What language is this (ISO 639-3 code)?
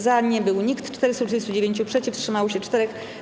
pol